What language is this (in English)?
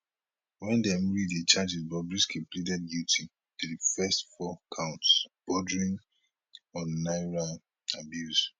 Nigerian Pidgin